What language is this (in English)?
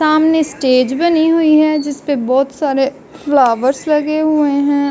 Hindi